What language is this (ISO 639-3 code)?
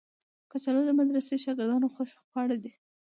pus